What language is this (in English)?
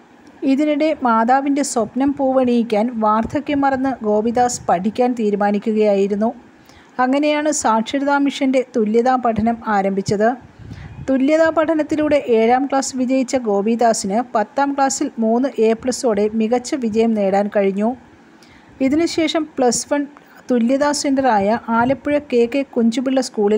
Malayalam